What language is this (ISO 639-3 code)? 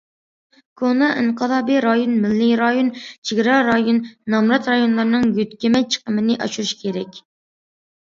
uig